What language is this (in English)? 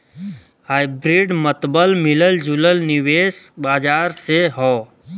Bhojpuri